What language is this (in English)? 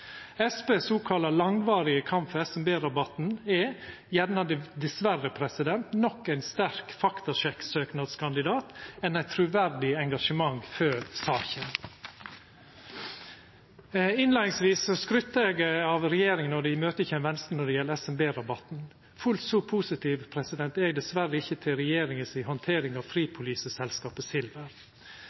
Norwegian Nynorsk